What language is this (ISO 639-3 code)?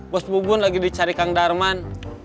ind